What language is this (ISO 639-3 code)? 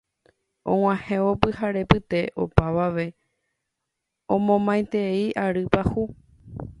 grn